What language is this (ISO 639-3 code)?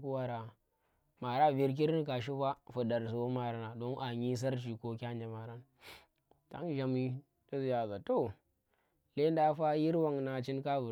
ttr